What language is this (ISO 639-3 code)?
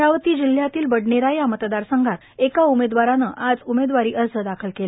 mar